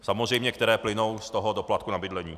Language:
Czech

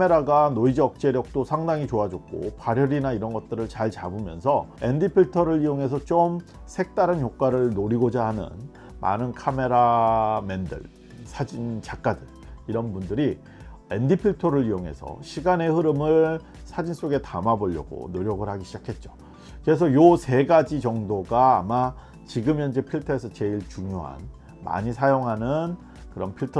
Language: Korean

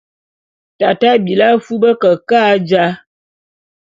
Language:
Bulu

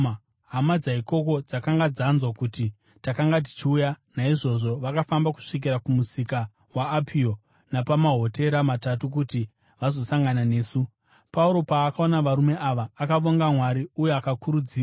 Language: Shona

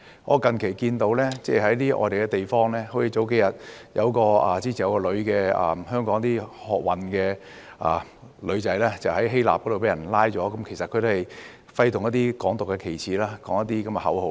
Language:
Cantonese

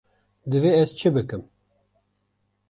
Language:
Kurdish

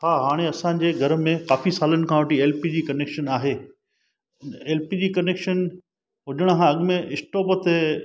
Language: Sindhi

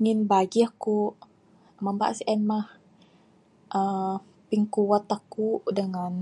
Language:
Bukar-Sadung Bidayuh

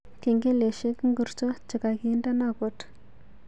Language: Kalenjin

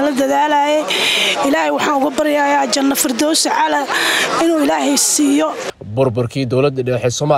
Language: Arabic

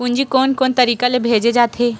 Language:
Chhattisgarhi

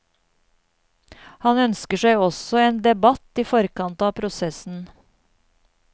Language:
Norwegian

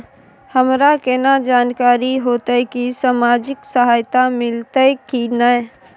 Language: Maithili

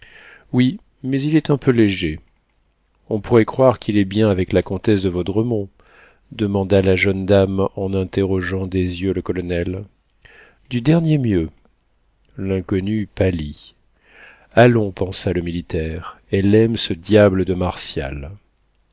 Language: French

